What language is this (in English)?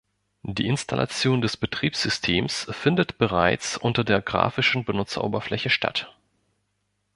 German